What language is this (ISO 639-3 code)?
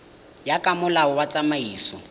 tsn